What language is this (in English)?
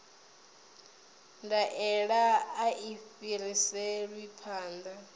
Venda